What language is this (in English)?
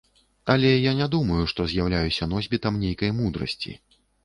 Belarusian